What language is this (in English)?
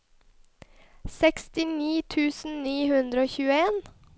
Norwegian